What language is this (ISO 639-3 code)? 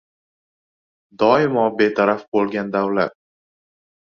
uzb